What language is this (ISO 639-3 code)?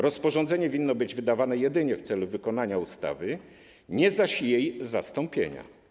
pol